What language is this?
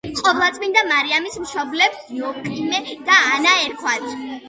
Georgian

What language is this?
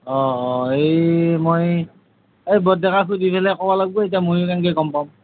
Assamese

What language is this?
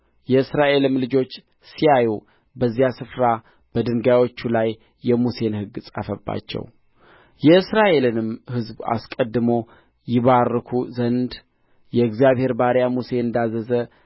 Amharic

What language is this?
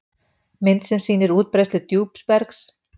Icelandic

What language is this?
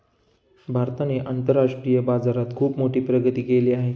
Marathi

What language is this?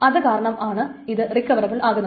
Malayalam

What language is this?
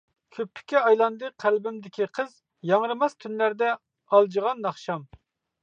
Uyghur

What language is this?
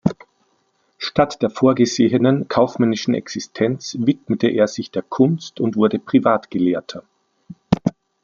German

